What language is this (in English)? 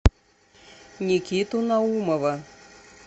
Russian